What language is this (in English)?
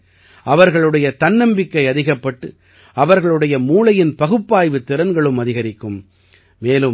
Tamil